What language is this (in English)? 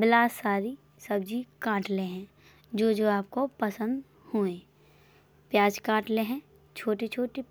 Bundeli